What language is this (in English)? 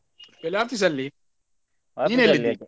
Kannada